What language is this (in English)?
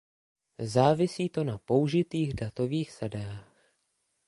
Czech